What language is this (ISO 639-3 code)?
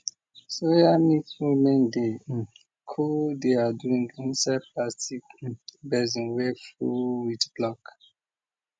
pcm